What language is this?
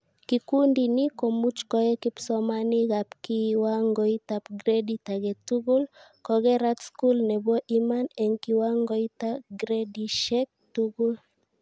Kalenjin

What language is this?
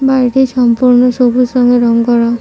Bangla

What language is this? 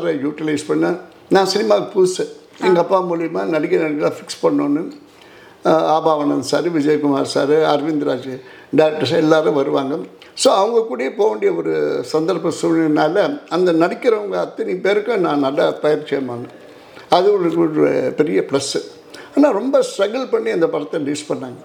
Tamil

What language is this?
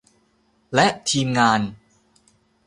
Thai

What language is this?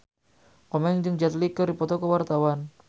Sundanese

